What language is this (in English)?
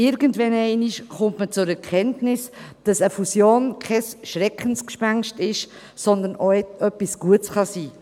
Swiss German